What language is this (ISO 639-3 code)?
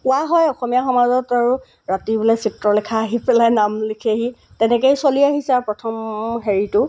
asm